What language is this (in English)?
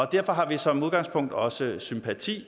Danish